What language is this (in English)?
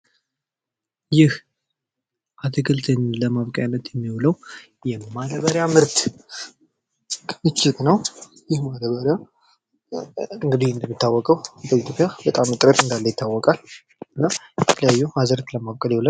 Amharic